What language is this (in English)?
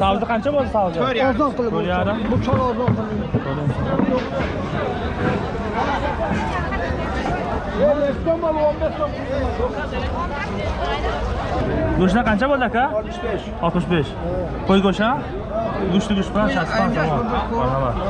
Turkish